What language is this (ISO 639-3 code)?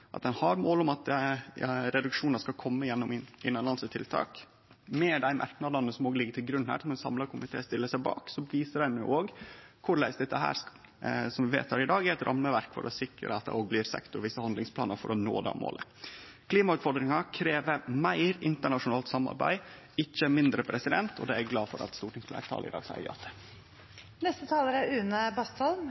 nno